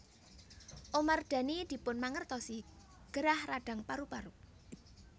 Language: Javanese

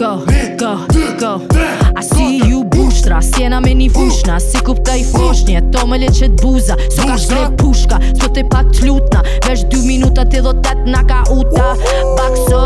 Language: Romanian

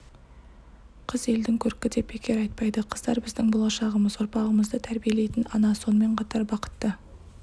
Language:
Kazakh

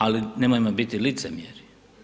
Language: Croatian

